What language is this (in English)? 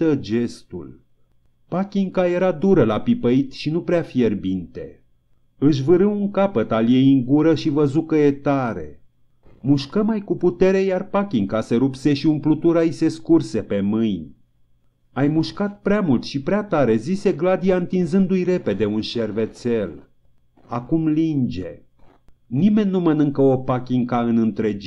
Romanian